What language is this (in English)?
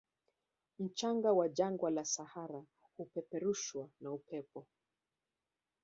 Swahili